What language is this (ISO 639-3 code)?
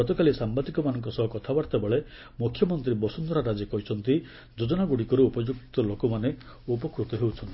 ori